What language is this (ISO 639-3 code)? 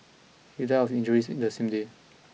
eng